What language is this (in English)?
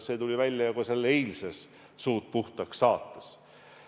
Estonian